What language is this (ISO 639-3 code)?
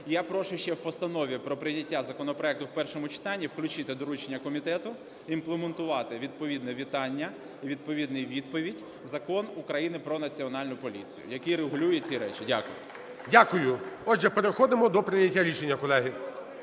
ukr